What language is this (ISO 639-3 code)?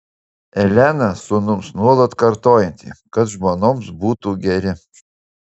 lit